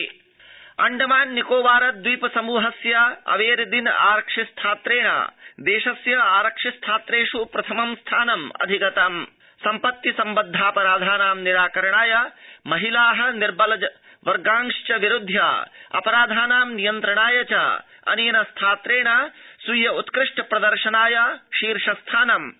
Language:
Sanskrit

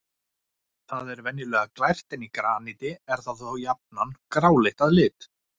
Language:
Icelandic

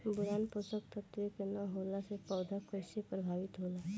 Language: Bhojpuri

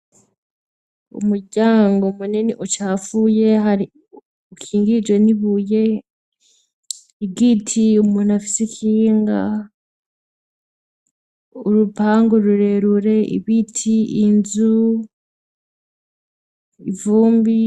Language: Rundi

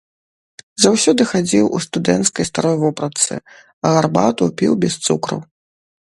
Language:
Belarusian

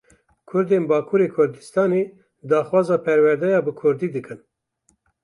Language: Kurdish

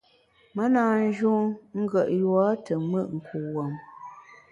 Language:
Bamun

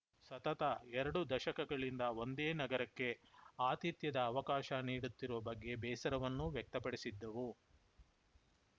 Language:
Kannada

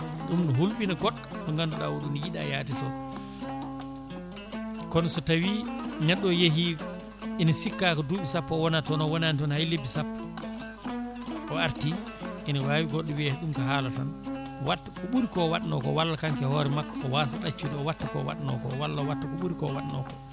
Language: Fula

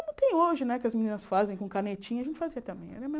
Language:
Portuguese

